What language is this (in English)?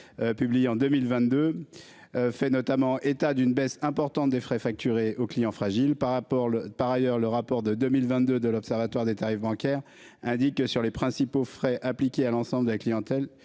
French